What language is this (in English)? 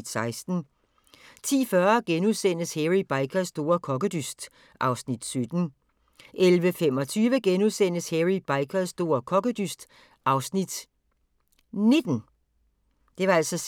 Danish